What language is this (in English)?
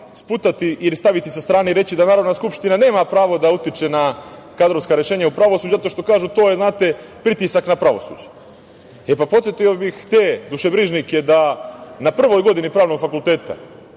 Serbian